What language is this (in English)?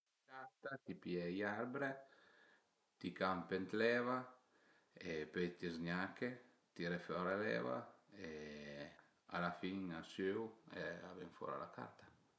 Piedmontese